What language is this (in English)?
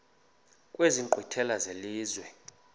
Xhosa